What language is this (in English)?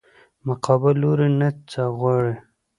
Pashto